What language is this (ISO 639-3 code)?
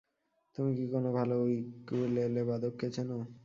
ben